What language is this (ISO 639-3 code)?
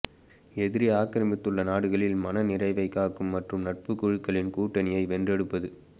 tam